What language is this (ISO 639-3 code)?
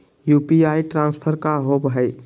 mag